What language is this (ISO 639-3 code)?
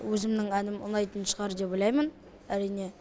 kaz